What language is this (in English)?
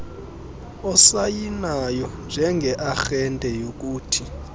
Xhosa